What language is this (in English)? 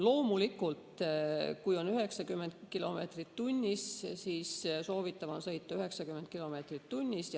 Estonian